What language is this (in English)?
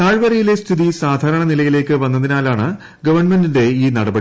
Malayalam